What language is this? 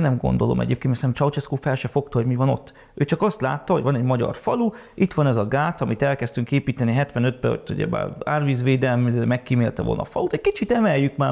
Hungarian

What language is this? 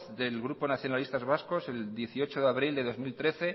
Spanish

